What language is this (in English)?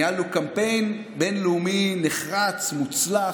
Hebrew